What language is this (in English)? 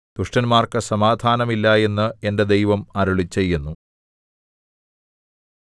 Malayalam